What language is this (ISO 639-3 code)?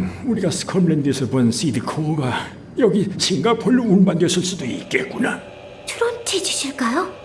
kor